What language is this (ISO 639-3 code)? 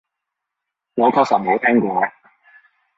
yue